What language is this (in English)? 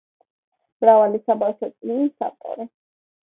Georgian